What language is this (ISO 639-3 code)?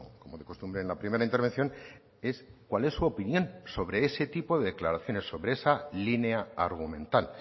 spa